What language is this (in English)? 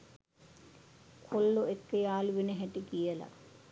Sinhala